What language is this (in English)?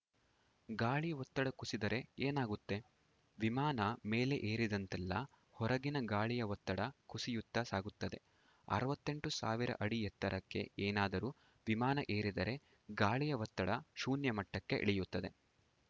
Kannada